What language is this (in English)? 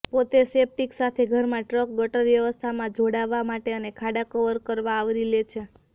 Gujarati